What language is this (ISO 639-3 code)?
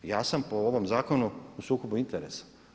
hrv